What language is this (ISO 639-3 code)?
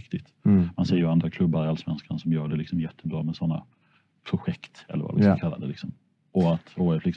swe